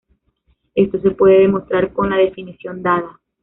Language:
Spanish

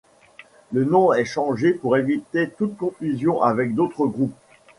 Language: French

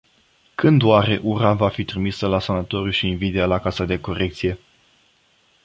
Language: Romanian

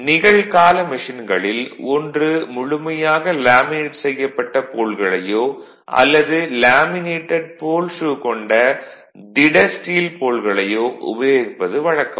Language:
Tamil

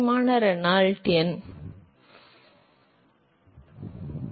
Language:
Tamil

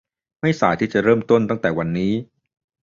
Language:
Thai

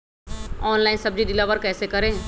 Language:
Magahi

